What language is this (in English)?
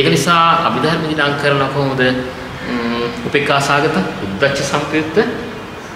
Indonesian